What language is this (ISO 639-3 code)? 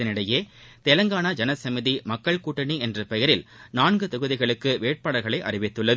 tam